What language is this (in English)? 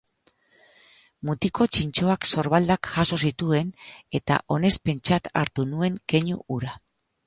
Basque